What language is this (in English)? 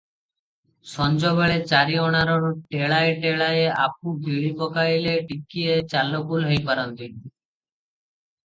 Odia